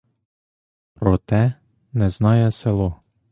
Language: Ukrainian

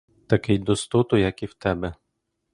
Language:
Ukrainian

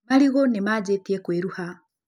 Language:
Kikuyu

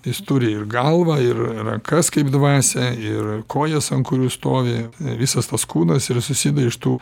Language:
Lithuanian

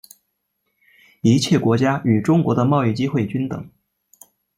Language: Chinese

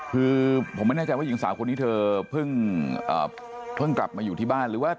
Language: Thai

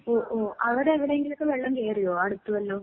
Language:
Malayalam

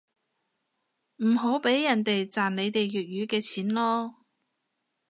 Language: Cantonese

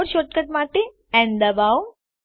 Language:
Gujarati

